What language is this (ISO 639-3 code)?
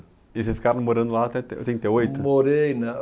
por